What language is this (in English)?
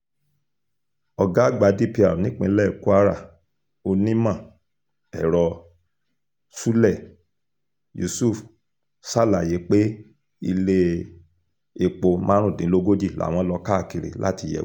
Yoruba